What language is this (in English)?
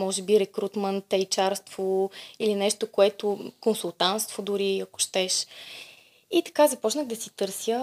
Bulgarian